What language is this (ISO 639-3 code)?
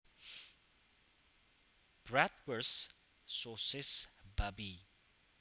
jav